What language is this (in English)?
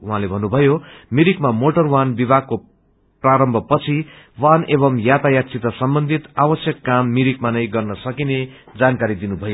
Nepali